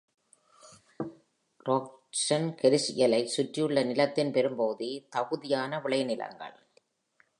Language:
Tamil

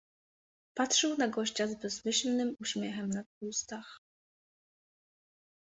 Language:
Polish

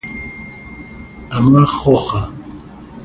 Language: Central Kurdish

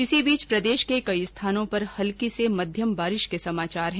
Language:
Hindi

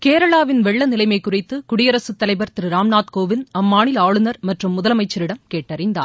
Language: Tamil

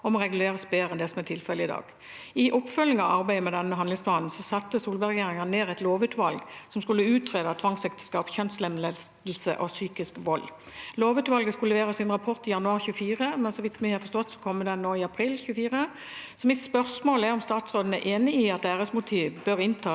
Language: Norwegian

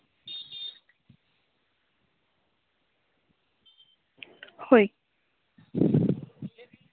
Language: Santali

